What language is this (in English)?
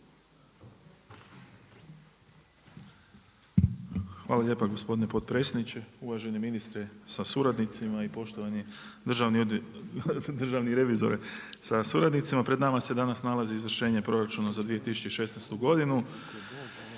Croatian